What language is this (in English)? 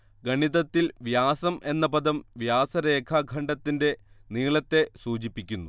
Malayalam